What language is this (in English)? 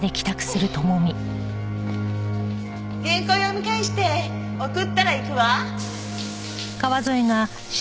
Japanese